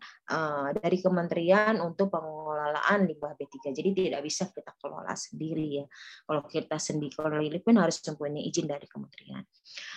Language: Indonesian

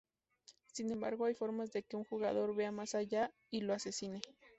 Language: Spanish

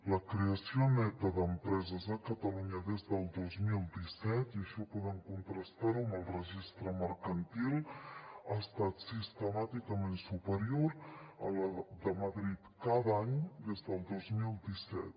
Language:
Catalan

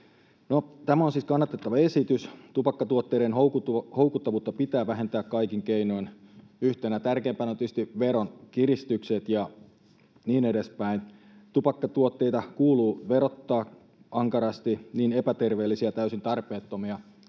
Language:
Finnish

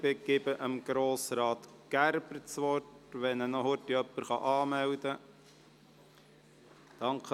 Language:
Swiss German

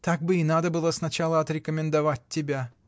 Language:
Russian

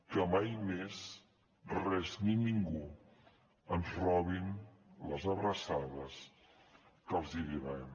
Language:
Catalan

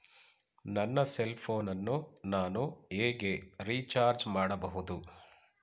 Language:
Kannada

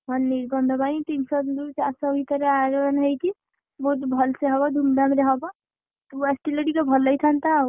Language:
Odia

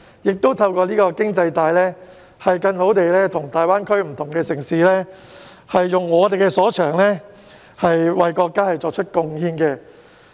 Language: Cantonese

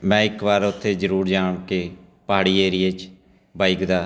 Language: Punjabi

